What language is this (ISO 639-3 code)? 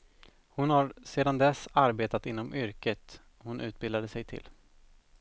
swe